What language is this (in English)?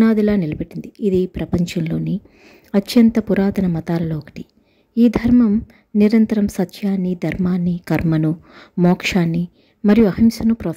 Telugu